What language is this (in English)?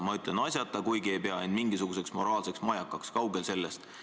Estonian